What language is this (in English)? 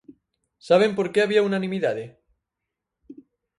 Galician